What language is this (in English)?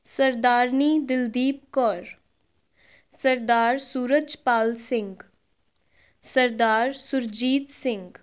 Punjabi